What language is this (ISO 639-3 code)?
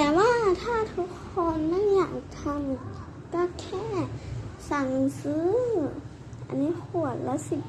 tha